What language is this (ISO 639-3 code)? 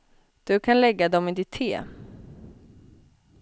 swe